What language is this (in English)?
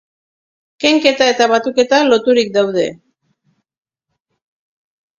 Basque